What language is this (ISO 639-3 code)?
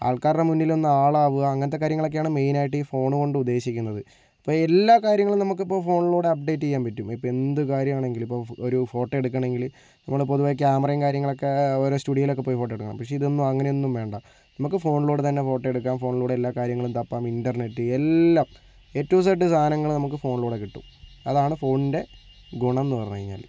mal